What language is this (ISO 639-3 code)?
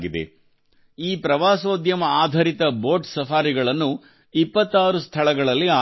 kan